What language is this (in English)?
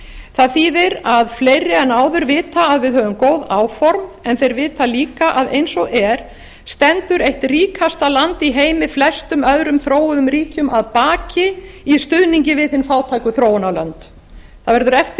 Icelandic